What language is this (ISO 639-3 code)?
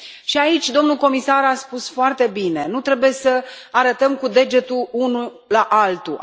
ron